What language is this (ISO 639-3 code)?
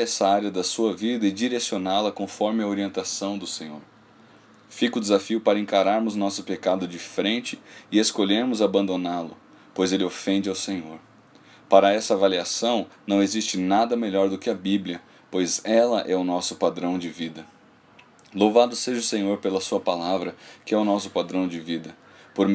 por